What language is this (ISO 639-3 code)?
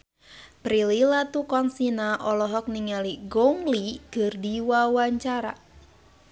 sun